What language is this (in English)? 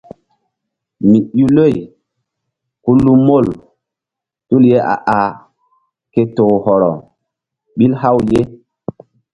Mbum